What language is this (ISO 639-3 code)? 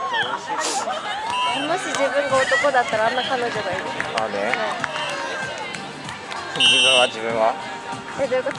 jpn